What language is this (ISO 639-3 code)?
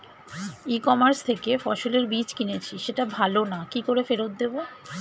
ben